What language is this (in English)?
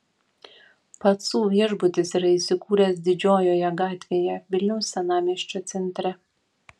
Lithuanian